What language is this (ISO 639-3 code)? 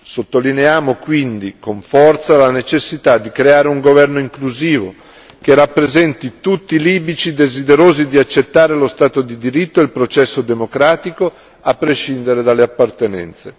ita